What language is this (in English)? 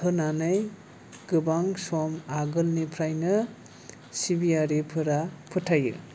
Bodo